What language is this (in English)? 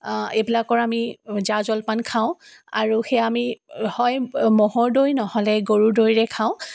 Assamese